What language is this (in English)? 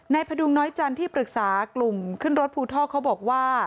Thai